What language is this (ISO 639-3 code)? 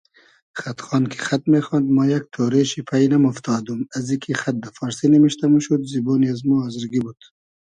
haz